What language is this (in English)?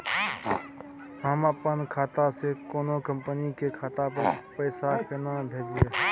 Maithili